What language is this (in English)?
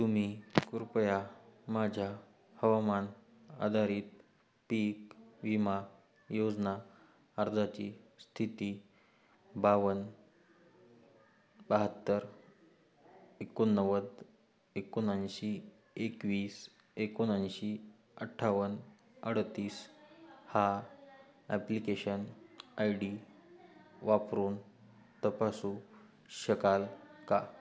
Marathi